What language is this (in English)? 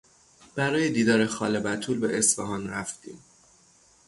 Persian